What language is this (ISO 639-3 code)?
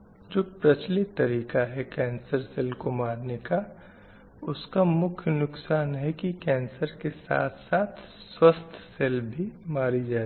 hin